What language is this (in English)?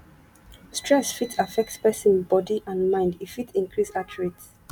Nigerian Pidgin